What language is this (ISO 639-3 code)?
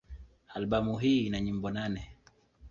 swa